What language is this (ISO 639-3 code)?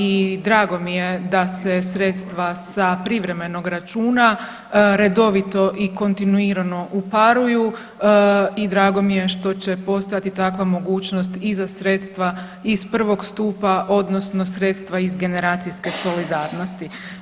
hrv